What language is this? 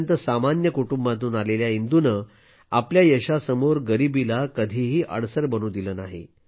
Marathi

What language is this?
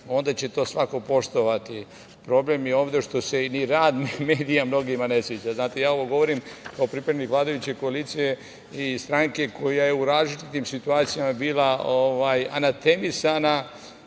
Serbian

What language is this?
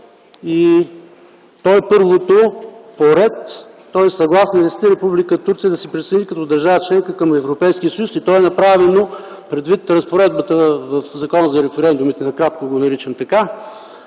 Bulgarian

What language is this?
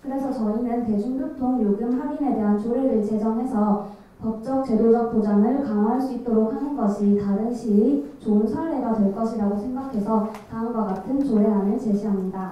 Korean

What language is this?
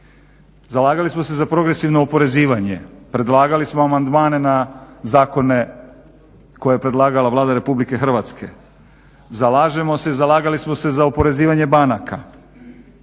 Croatian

